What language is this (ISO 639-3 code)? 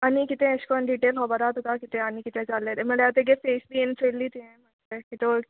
kok